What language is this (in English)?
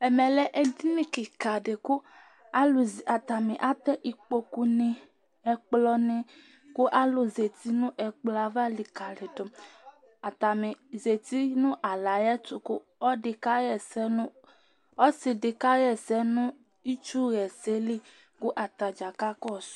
Ikposo